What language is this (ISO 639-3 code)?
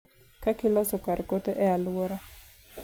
luo